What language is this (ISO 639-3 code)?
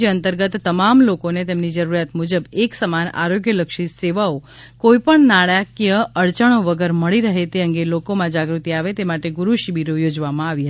guj